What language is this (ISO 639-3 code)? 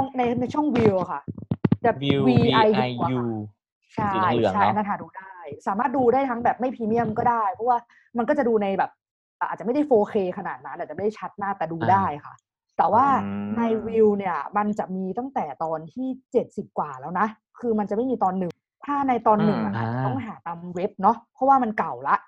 tha